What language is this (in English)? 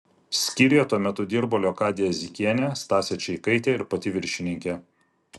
Lithuanian